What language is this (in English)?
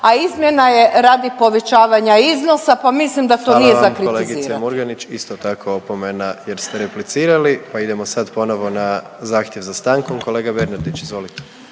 Croatian